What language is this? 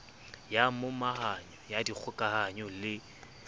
Southern Sotho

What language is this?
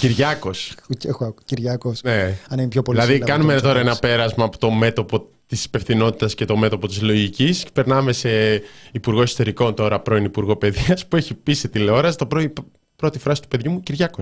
Greek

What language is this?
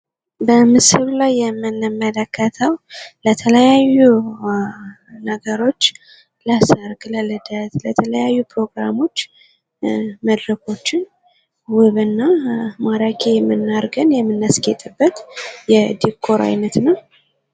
Amharic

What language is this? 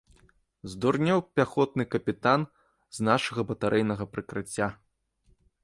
Belarusian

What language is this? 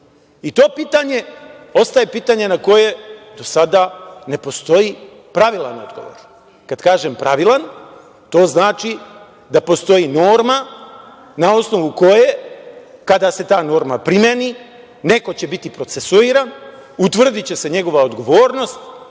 Serbian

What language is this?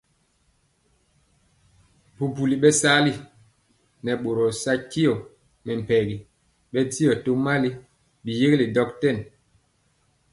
Mpiemo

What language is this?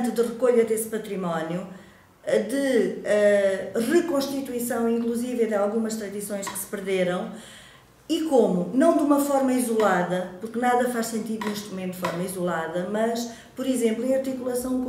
Portuguese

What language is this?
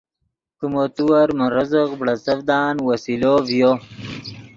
Yidgha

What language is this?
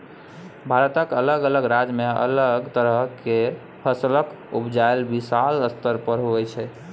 Maithili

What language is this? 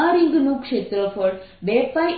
Gujarati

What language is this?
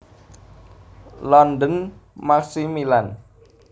Javanese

